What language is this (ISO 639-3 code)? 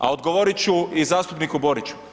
hrv